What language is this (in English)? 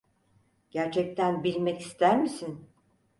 Turkish